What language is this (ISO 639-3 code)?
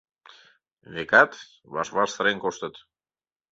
chm